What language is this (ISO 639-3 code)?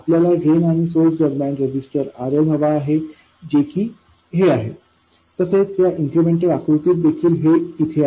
mar